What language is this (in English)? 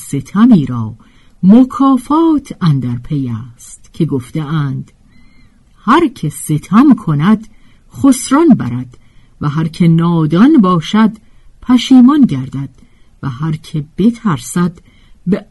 Persian